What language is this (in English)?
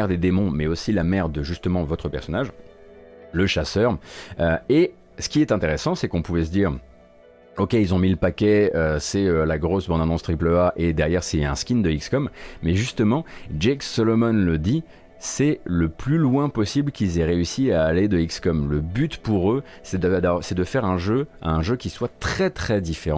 French